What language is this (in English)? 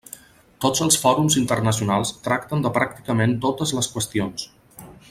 Catalan